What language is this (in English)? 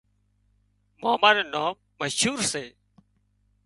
Wadiyara Koli